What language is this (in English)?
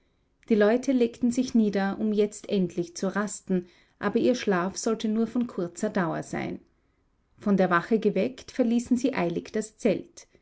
German